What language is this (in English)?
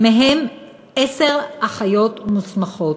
Hebrew